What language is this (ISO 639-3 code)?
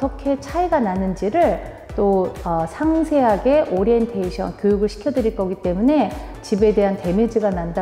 kor